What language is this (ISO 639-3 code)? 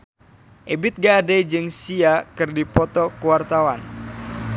sun